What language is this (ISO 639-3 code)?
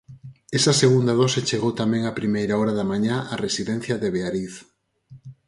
glg